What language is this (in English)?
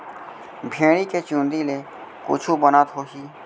Chhattisgarhi